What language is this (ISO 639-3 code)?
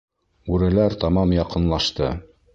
bak